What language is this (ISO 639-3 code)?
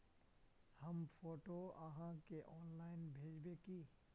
mag